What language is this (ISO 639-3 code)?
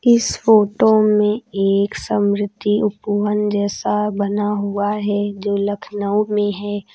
hin